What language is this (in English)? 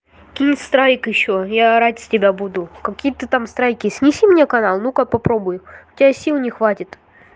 Russian